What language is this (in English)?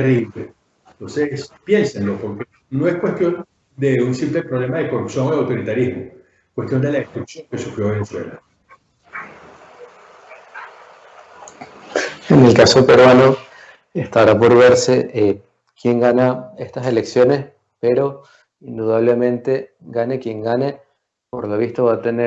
Spanish